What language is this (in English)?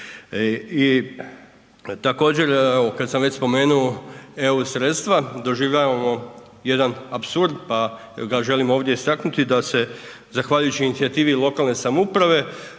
Croatian